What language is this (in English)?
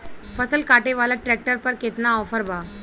Bhojpuri